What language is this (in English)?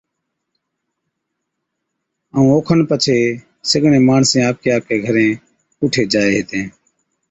Od